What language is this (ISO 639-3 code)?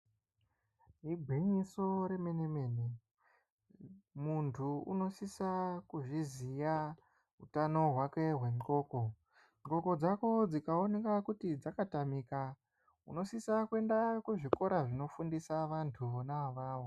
ndc